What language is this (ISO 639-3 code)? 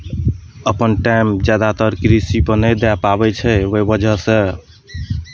mai